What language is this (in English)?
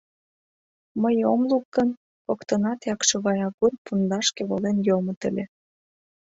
Mari